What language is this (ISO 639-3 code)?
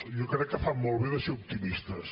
cat